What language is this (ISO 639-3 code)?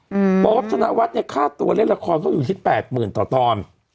tha